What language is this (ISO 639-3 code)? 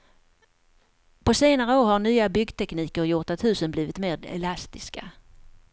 swe